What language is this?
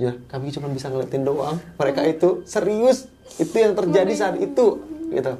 Indonesian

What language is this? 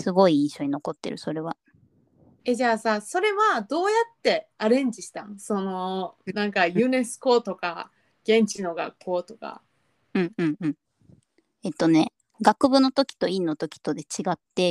Japanese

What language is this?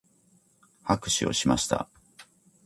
Japanese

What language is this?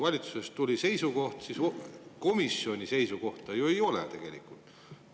Estonian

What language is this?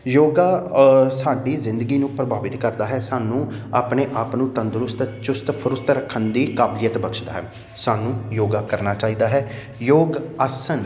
Punjabi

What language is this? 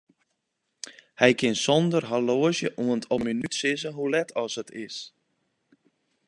Western Frisian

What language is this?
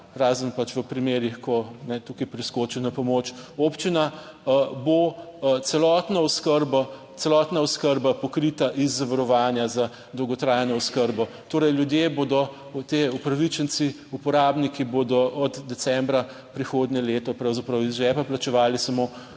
Slovenian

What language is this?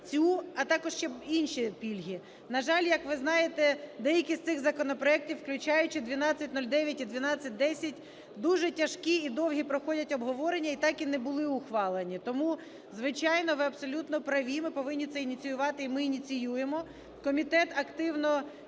Ukrainian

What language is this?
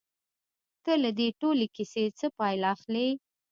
Pashto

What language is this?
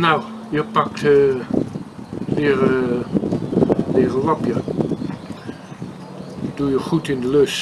Dutch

